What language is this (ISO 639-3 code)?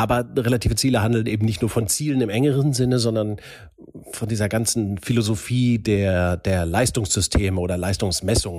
deu